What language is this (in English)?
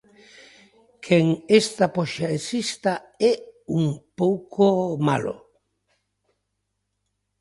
Galician